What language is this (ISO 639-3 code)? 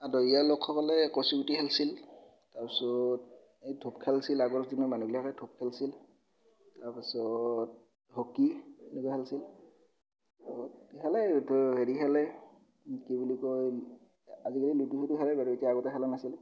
asm